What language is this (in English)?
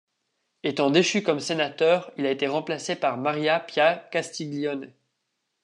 French